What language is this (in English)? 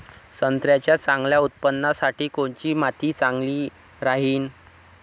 Marathi